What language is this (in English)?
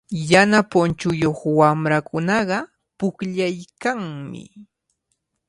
Cajatambo North Lima Quechua